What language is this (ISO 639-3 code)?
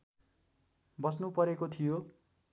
nep